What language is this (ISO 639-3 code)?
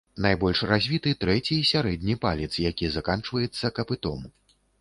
bel